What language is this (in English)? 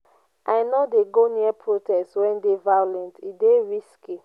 Nigerian Pidgin